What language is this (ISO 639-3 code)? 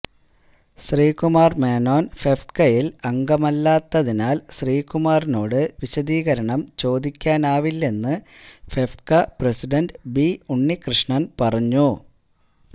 mal